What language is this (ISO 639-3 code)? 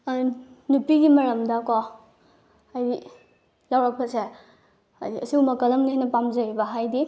mni